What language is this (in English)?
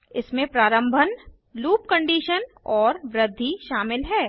Hindi